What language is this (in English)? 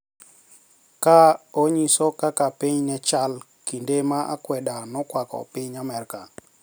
Luo (Kenya and Tanzania)